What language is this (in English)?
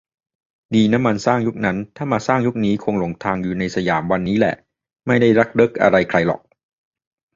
Thai